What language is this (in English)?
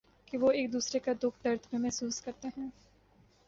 Urdu